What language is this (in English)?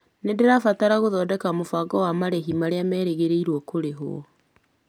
Kikuyu